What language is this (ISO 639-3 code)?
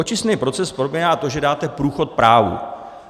ces